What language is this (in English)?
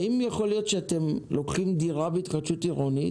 Hebrew